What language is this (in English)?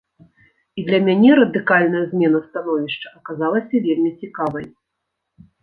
Belarusian